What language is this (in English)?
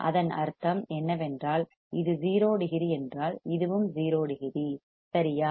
Tamil